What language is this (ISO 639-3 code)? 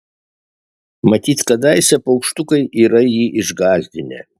lit